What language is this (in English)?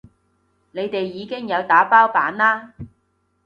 Cantonese